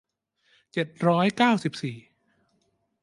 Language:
Thai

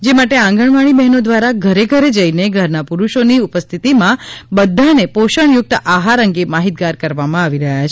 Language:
Gujarati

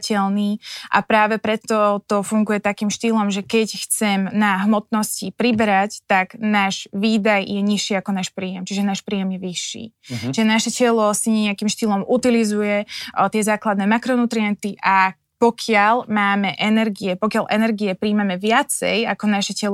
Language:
Slovak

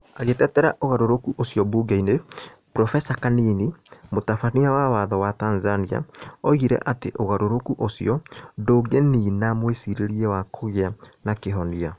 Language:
Kikuyu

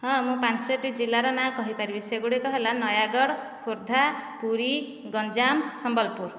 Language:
Odia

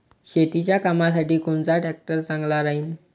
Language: Marathi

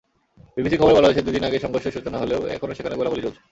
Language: Bangla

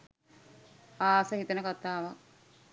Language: Sinhala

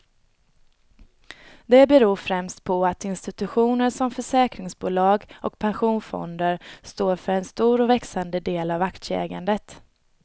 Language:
Swedish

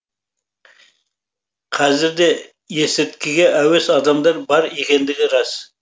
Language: Kazakh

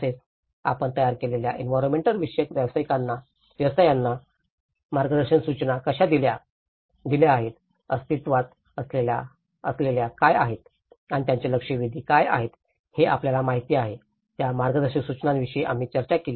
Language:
Marathi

